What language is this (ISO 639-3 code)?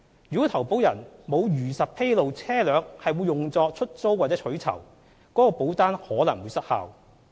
yue